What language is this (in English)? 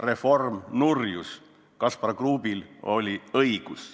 Estonian